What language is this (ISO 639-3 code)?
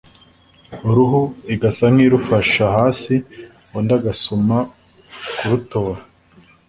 kin